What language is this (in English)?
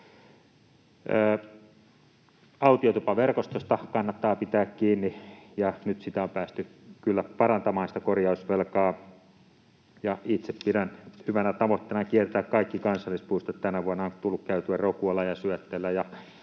Finnish